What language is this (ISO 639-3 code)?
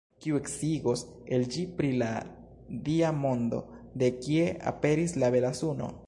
epo